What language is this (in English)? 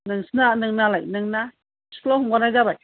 Bodo